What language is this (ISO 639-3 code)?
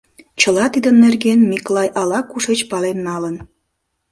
chm